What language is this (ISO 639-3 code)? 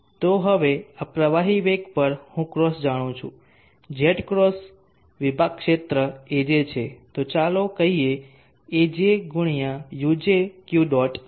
guj